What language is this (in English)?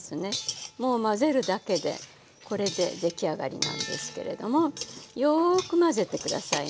Japanese